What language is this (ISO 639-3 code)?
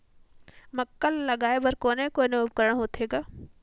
hne